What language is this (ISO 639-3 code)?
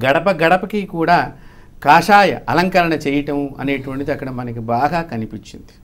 tel